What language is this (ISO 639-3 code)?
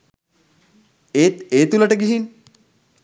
sin